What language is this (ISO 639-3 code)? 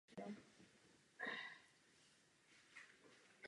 ces